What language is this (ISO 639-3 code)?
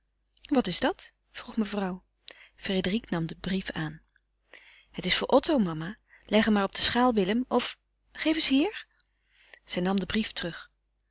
nld